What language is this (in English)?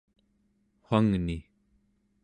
Central Yupik